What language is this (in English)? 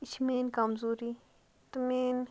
Kashmiri